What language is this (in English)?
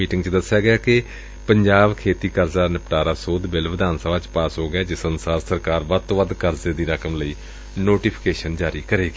Punjabi